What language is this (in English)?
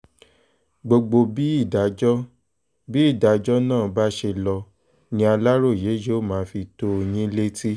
Yoruba